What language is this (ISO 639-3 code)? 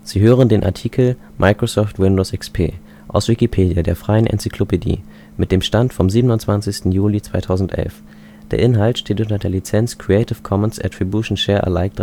deu